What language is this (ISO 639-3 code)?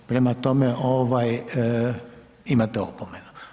hrv